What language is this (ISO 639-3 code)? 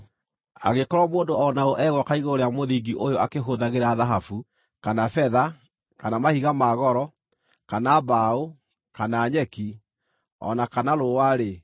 kik